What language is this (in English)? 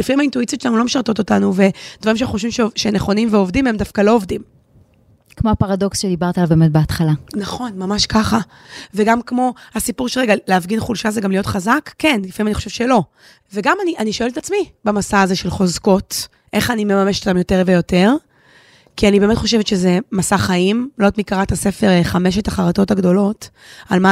Hebrew